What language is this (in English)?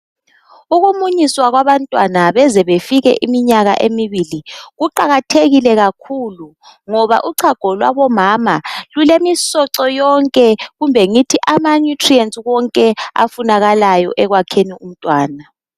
North Ndebele